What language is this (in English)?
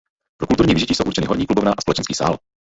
Czech